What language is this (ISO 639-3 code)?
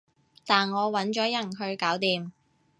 yue